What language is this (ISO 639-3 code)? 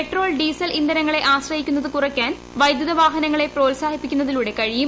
mal